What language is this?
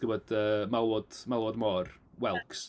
Welsh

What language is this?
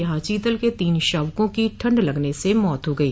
Hindi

